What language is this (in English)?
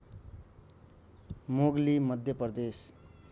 Nepali